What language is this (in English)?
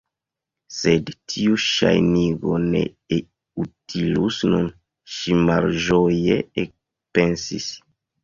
Esperanto